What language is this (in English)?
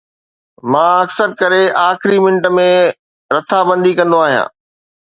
Sindhi